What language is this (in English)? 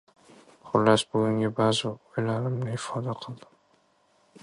Uzbek